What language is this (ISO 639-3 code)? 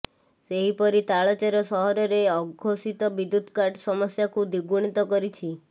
ori